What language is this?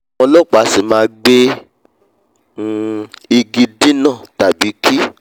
Yoruba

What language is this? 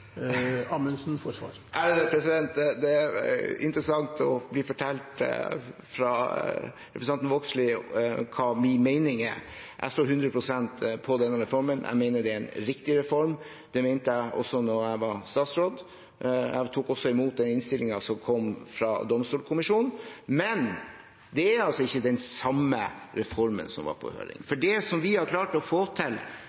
Norwegian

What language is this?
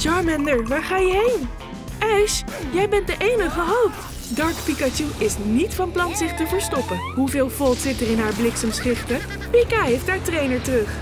Dutch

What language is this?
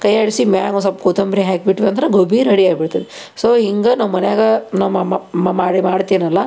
Kannada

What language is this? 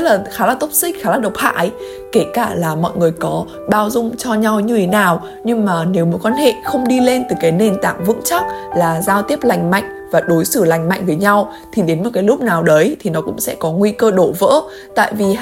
Vietnamese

